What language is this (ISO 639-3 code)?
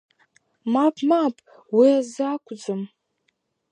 abk